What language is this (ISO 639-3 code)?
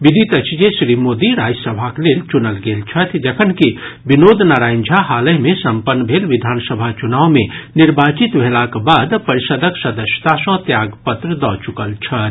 mai